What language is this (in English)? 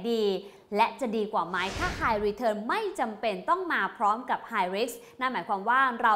Thai